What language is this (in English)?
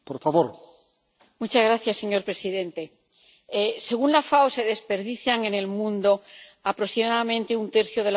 Spanish